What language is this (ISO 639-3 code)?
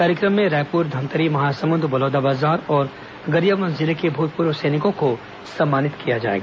hin